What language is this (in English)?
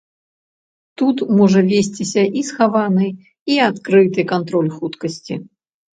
Belarusian